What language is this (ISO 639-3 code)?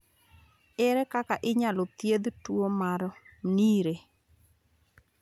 luo